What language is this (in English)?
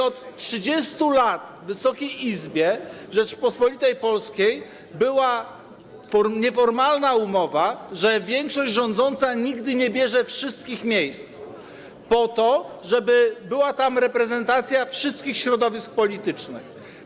Polish